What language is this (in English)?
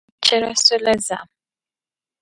Dagbani